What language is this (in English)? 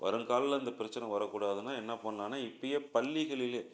Tamil